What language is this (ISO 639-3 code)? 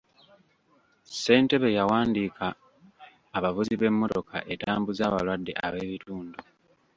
lug